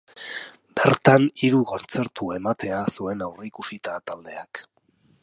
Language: Basque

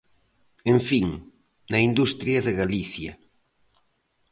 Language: Galician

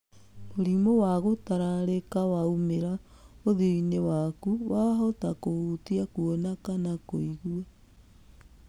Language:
Kikuyu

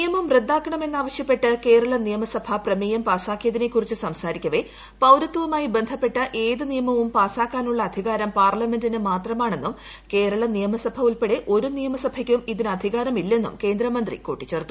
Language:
Malayalam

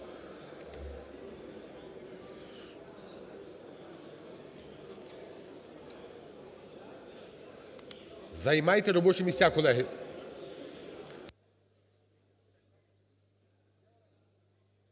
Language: Ukrainian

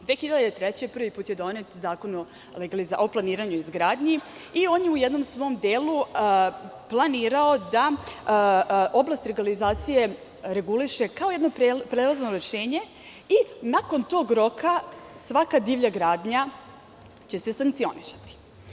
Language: Serbian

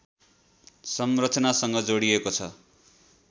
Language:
Nepali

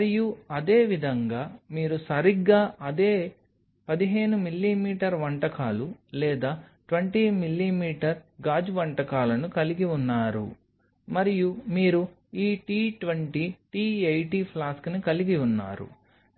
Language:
Telugu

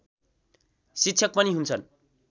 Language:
Nepali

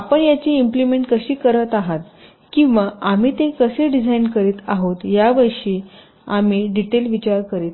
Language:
Marathi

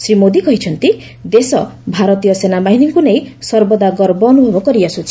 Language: Odia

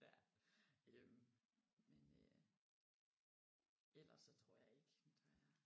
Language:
Danish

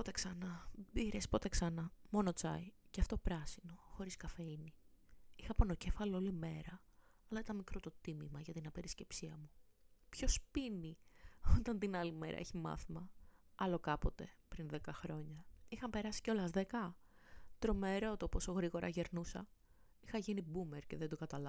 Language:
Greek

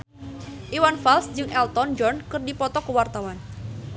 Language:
Sundanese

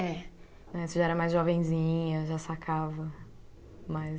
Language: Portuguese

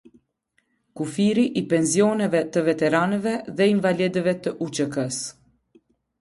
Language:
Albanian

